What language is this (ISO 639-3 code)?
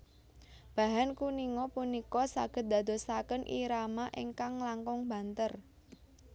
jav